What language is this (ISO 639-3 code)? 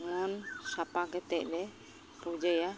sat